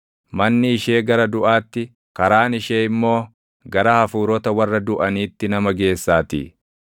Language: Oromo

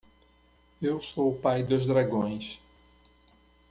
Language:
Portuguese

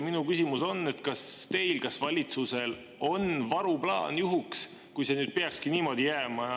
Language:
Estonian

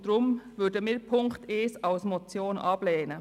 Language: Swiss German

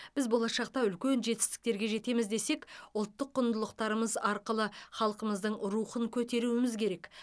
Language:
Kazakh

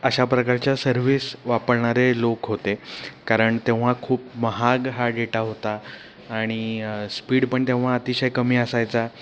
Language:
Marathi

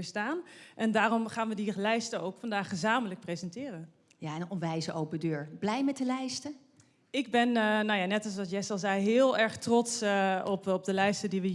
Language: Dutch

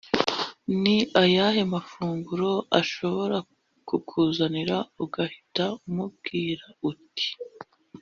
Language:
Kinyarwanda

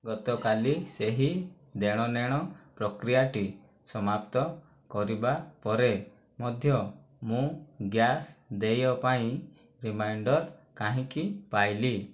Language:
Odia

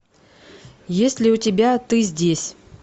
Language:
Russian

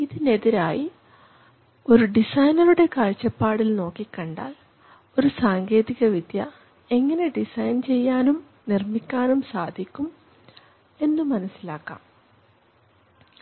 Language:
Malayalam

